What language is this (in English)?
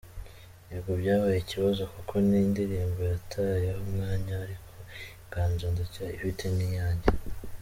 Kinyarwanda